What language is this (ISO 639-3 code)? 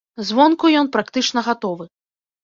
bel